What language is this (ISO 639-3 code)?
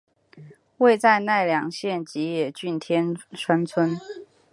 zho